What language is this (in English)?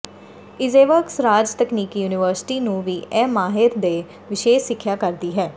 Punjabi